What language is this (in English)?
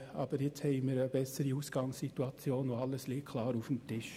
Swiss German